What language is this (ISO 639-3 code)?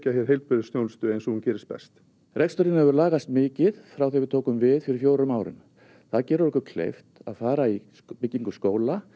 isl